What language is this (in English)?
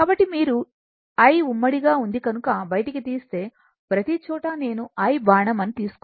Telugu